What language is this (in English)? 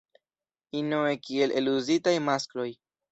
Esperanto